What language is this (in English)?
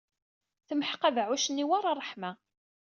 Kabyle